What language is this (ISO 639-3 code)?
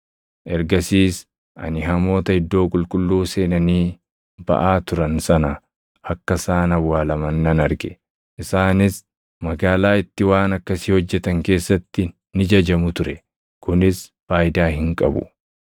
orm